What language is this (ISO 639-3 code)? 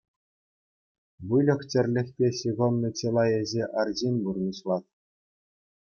chv